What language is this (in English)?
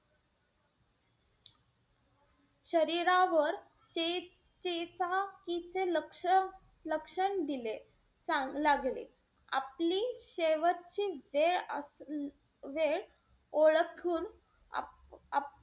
Marathi